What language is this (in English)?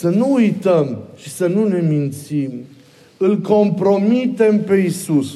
Romanian